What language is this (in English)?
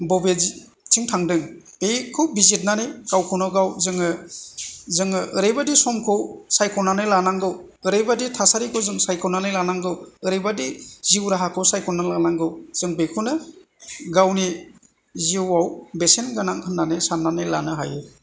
Bodo